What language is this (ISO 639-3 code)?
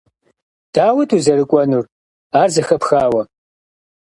kbd